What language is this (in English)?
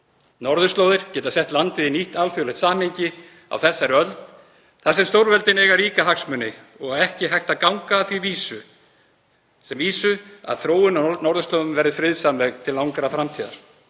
Icelandic